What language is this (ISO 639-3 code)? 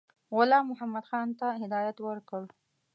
pus